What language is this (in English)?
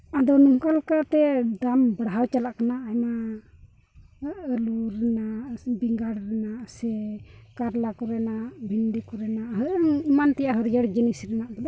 Santali